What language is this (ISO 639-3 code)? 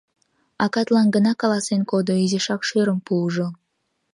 chm